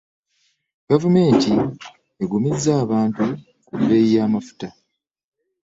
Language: Ganda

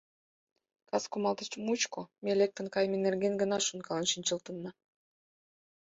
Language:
Mari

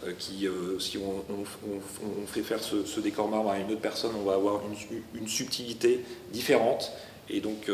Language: French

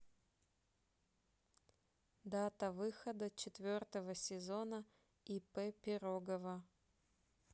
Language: Russian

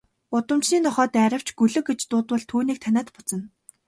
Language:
Mongolian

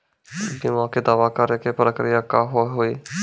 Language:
Maithili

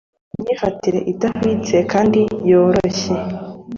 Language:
Kinyarwanda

